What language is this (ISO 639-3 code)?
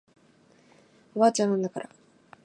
jpn